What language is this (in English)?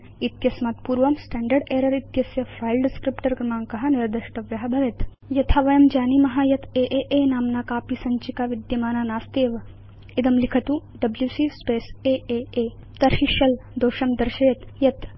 Sanskrit